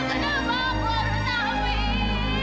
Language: Indonesian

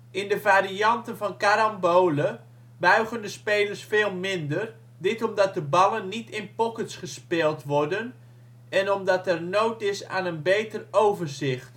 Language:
Dutch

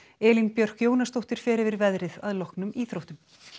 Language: Icelandic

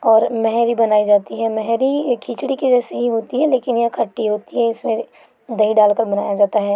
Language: Hindi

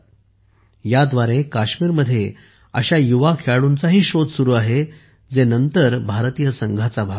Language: Marathi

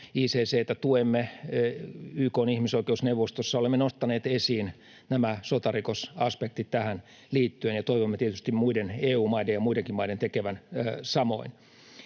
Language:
Finnish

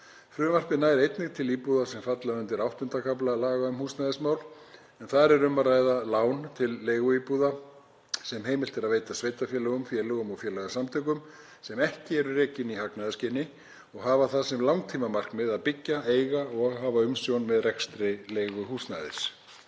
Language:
Icelandic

